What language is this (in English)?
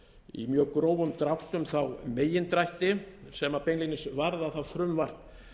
Icelandic